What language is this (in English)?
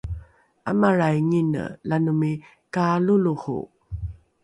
Rukai